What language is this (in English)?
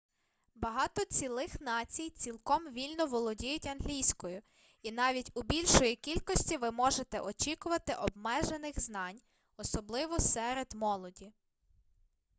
Ukrainian